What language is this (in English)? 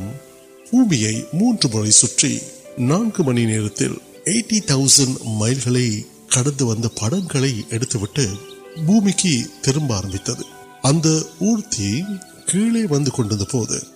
Urdu